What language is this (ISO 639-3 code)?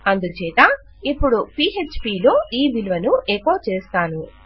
tel